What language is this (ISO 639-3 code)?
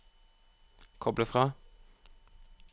nor